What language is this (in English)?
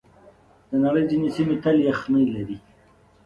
Pashto